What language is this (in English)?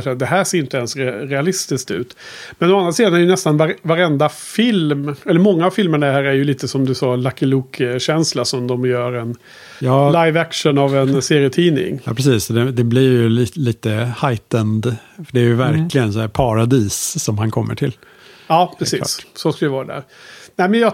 Swedish